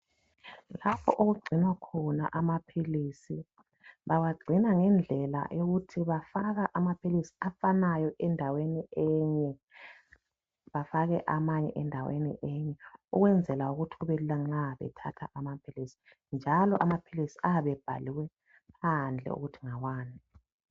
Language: North Ndebele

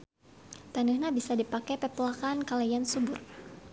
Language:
Sundanese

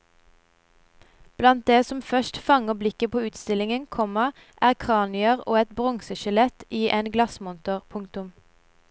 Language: Norwegian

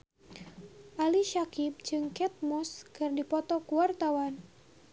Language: Sundanese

